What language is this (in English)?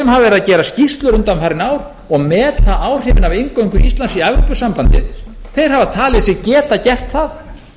Icelandic